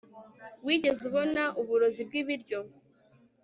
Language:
Kinyarwanda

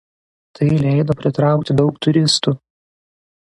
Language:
Lithuanian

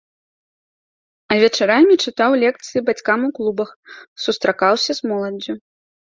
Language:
Belarusian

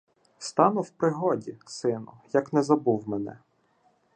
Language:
Ukrainian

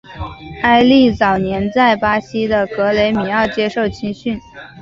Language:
Chinese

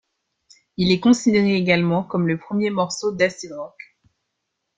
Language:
French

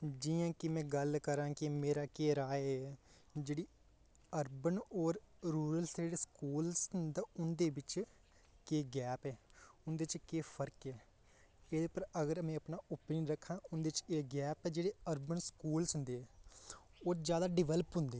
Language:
Dogri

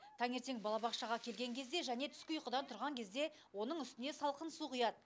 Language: Kazakh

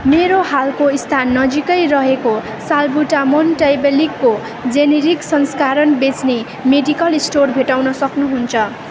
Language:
Nepali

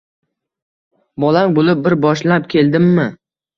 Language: Uzbek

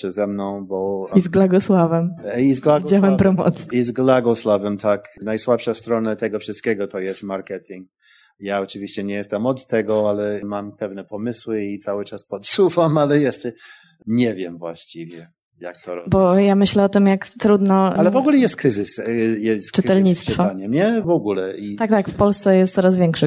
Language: Polish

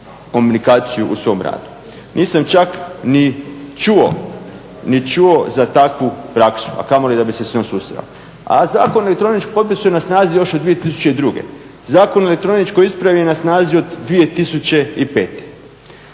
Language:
Croatian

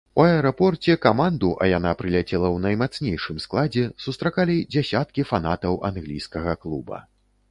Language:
Belarusian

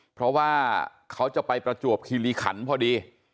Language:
Thai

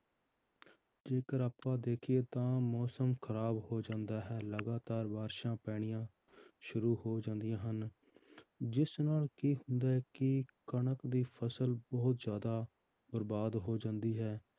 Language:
Punjabi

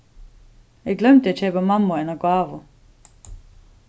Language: Faroese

